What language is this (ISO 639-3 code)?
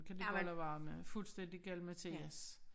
dan